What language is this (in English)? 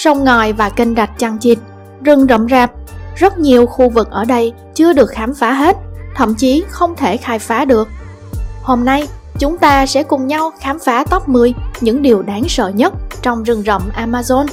Vietnamese